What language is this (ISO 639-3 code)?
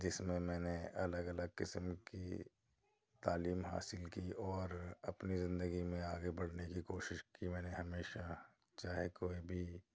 urd